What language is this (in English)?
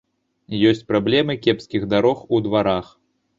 Belarusian